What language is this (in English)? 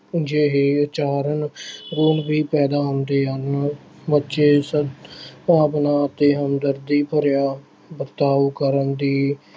Punjabi